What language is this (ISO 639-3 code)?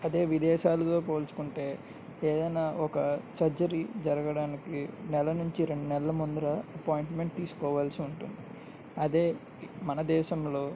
tel